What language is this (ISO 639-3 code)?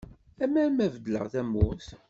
kab